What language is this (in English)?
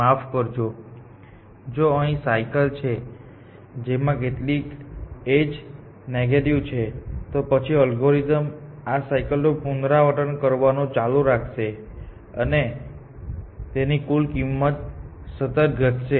Gujarati